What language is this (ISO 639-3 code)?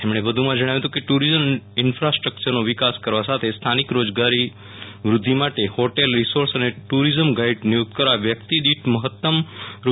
guj